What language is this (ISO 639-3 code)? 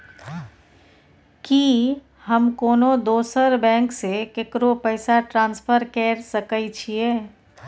mai